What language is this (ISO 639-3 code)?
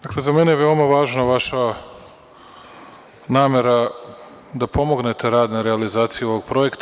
srp